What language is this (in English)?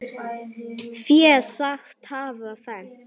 Icelandic